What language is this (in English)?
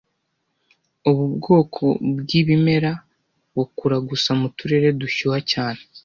Kinyarwanda